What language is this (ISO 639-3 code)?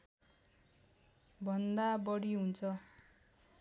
nep